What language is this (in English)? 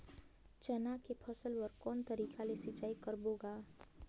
Chhattisgarhi